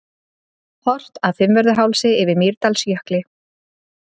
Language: Icelandic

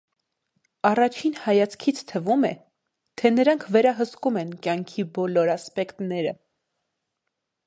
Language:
Armenian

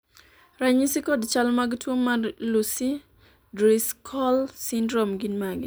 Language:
Luo (Kenya and Tanzania)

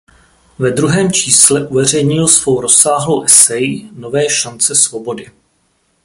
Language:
Czech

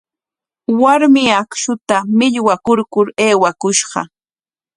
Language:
Corongo Ancash Quechua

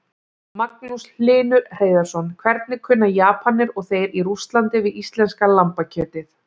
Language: Icelandic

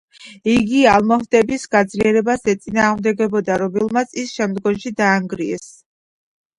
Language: Georgian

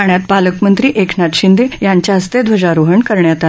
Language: Marathi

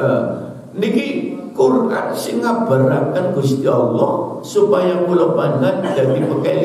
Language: Indonesian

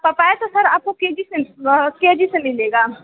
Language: Hindi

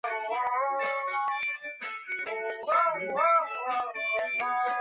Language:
Chinese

